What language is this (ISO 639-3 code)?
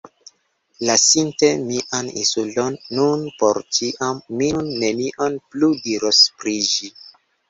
epo